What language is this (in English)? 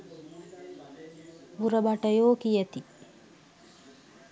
Sinhala